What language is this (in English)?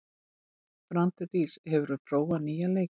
Icelandic